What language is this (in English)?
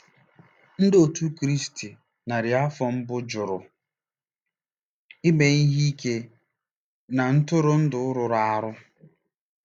Igbo